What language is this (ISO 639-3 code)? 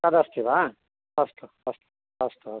san